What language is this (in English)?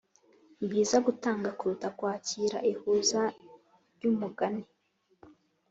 Kinyarwanda